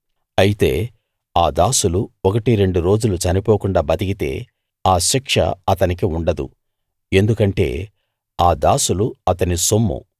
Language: Telugu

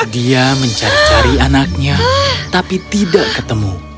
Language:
Indonesian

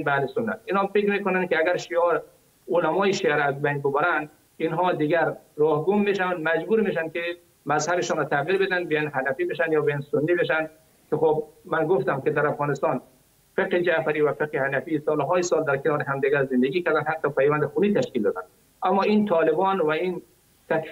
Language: Persian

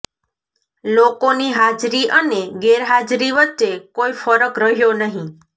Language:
Gujarati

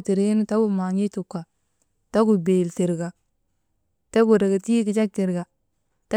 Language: Maba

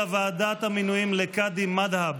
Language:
Hebrew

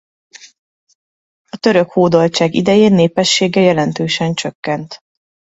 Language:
Hungarian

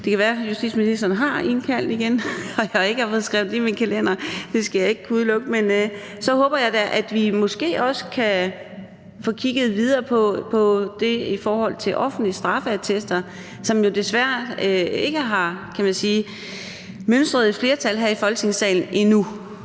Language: Danish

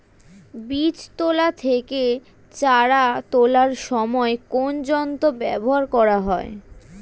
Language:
Bangla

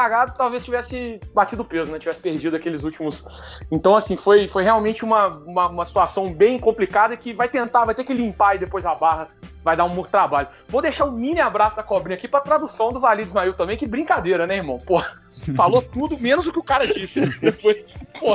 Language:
Portuguese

